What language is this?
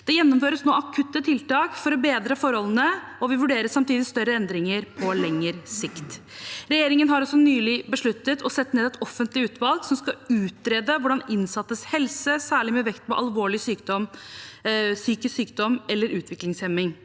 Norwegian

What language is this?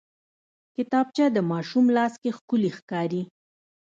Pashto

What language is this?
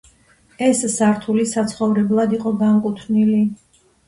Georgian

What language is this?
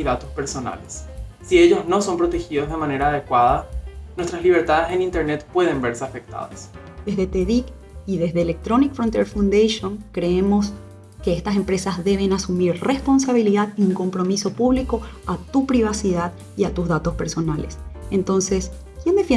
Spanish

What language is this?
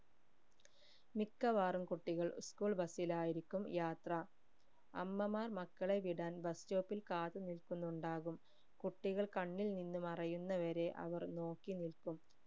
Malayalam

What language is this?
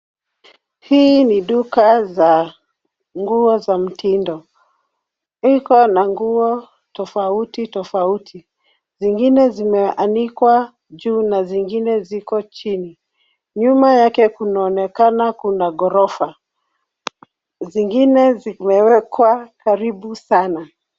Swahili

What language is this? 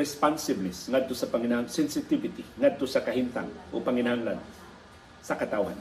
Filipino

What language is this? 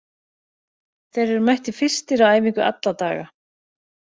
Icelandic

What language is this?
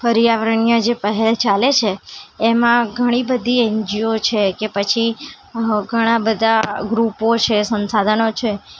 Gujarati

